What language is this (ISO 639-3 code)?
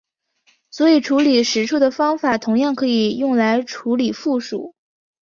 zho